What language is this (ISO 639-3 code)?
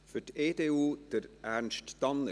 gsw